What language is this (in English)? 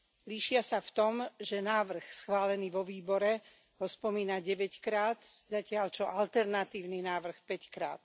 Slovak